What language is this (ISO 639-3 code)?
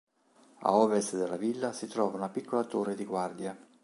ita